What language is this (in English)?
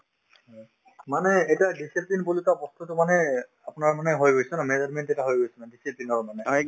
Assamese